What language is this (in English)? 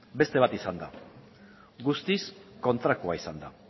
Basque